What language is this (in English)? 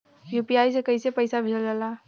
Bhojpuri